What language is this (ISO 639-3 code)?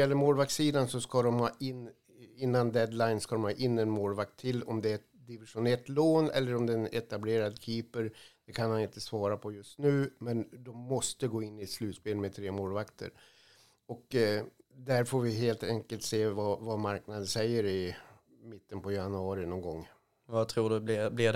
swe